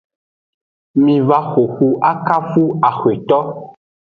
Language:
Aja (Benin)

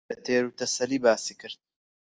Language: Central Kurdish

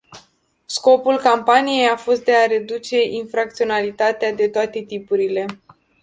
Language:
Romanian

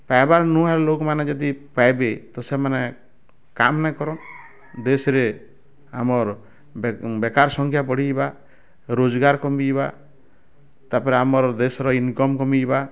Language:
Odia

